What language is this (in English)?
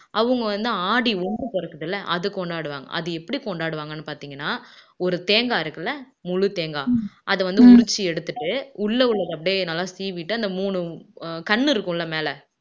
Tamil